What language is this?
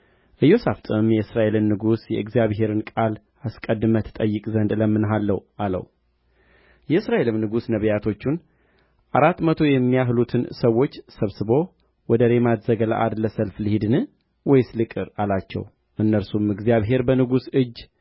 Amharic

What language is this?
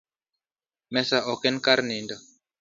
Luo (Kenya and Tanzania)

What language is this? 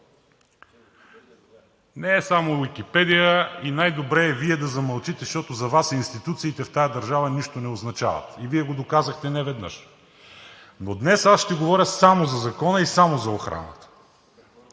Bulgarian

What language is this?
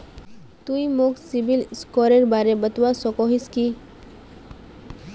Magahi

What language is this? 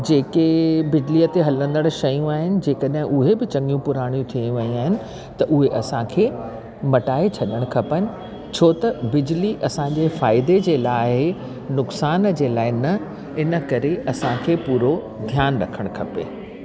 Sindhi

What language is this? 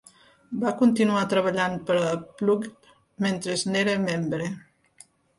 Catalan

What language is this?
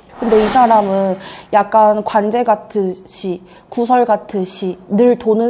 Korean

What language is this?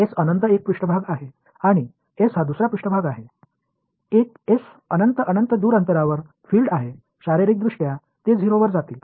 Marathi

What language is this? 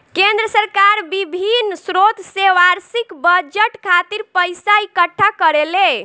Bhojpuri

